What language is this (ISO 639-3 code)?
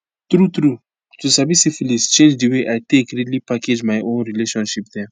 pcm